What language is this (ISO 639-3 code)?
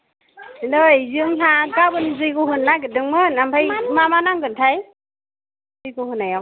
brx